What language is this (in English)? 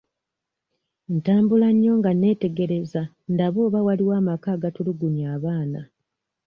Ganda